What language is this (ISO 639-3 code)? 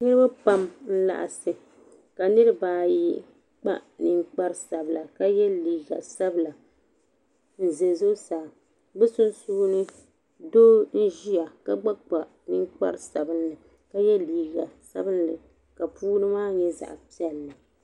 dag